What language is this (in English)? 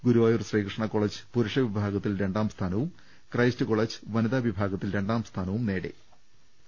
Malayalam